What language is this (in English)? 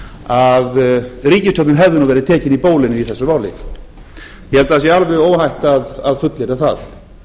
Icelandic